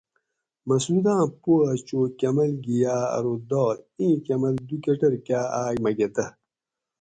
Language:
Gawri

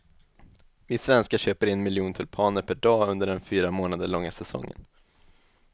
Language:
Swedish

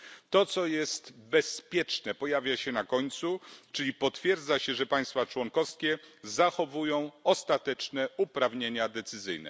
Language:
Polish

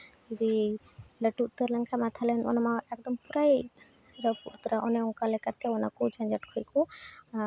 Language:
Santali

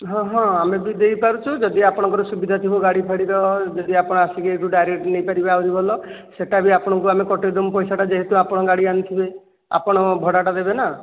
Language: Odia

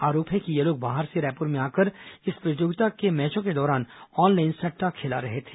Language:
Hindi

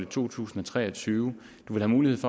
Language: Danish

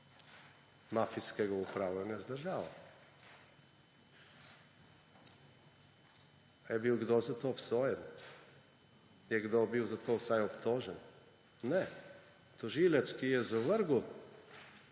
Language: Slovenian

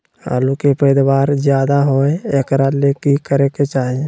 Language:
Magahi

